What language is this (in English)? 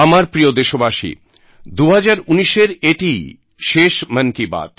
Bangla